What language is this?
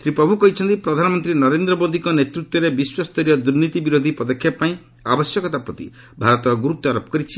Odia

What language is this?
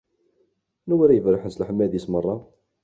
Kabyle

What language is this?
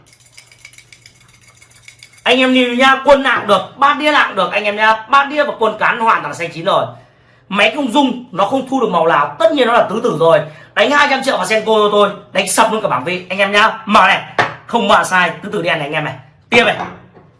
Vietnamese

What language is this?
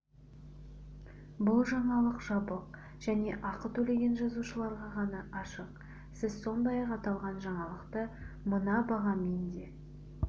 Kazakh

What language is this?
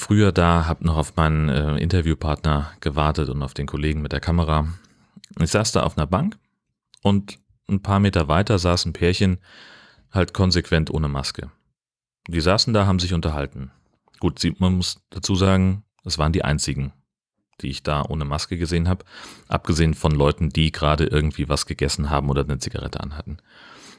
German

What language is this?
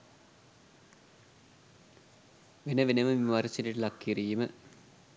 Sinhala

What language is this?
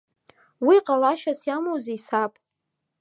Abkhazian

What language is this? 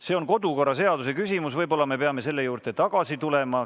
Estonian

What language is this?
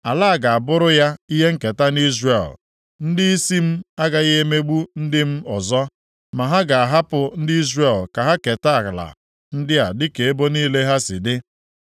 Igbo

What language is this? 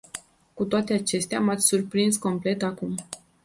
Romanian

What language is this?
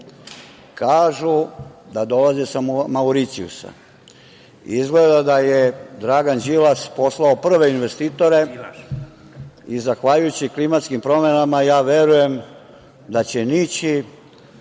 Serbian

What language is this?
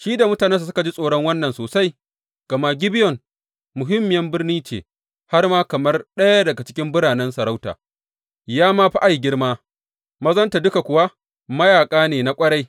Hausa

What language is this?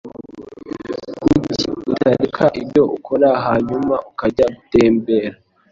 Kinyarwanda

